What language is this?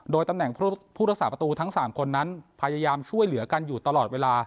Thai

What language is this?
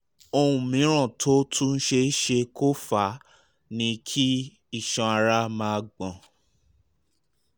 Yoruba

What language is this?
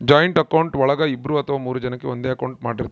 Kannada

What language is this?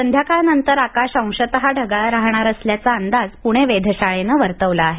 Marathi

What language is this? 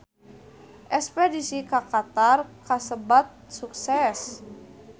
Sundanese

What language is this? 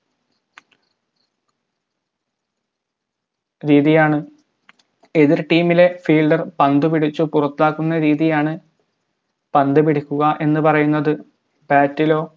Malayalam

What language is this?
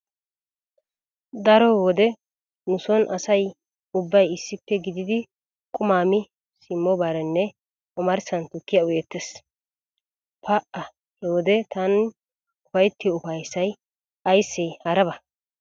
Wolaytta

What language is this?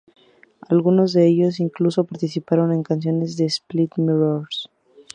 Spanish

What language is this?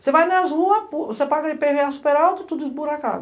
Portuguese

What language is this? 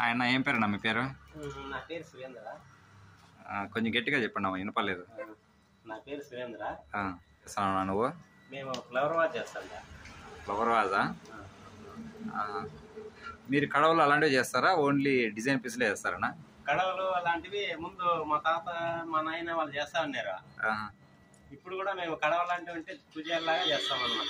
Romanian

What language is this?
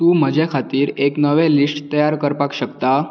Konkani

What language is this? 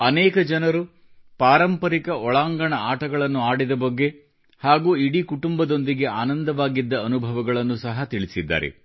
Kannada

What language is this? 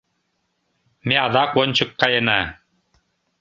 Mari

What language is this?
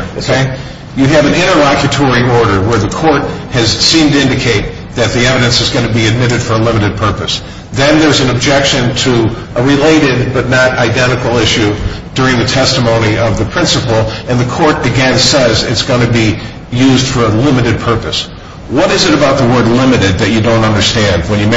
English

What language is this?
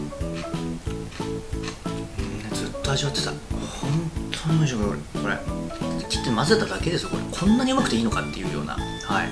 Japanese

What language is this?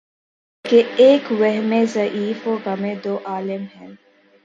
Urdu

